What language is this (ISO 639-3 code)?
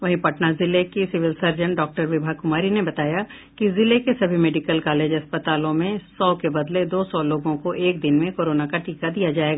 hin